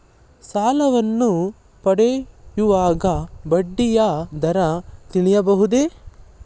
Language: Kannada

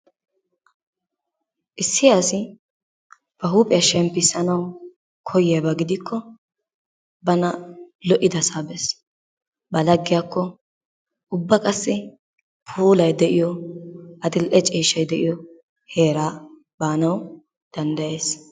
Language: Wolaytta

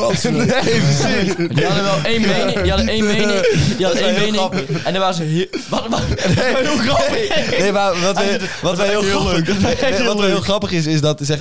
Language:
Dutch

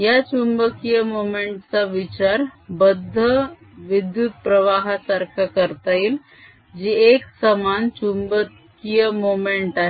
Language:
Marathi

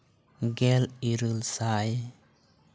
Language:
Santali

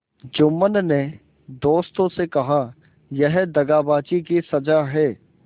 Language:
Hindi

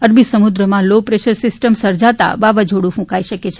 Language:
Gujarati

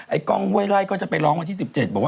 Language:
Thai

